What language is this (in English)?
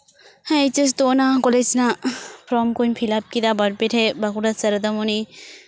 Santali